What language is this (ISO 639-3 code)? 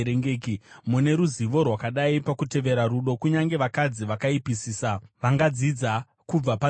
sna